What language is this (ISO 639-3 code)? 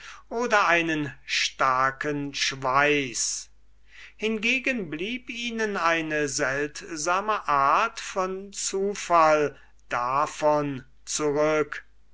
deu